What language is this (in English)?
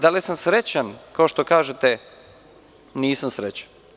Serbian